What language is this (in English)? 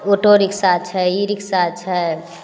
Maithili